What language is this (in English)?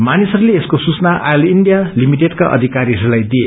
Nepali